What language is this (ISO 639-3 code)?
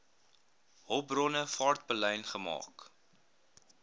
afr